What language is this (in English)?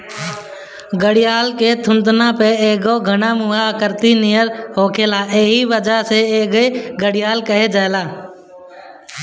Bhojpuri